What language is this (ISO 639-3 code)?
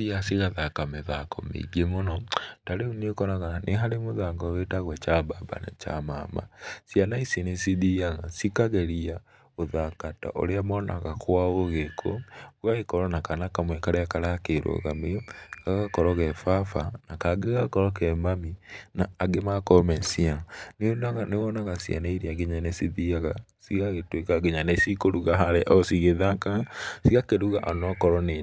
kik